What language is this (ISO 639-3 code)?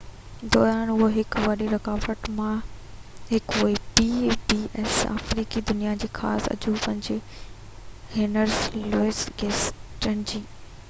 snd